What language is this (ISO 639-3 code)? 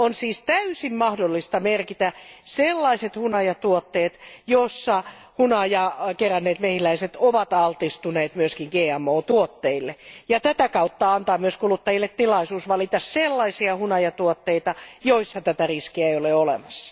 fin